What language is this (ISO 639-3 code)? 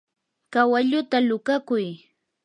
qur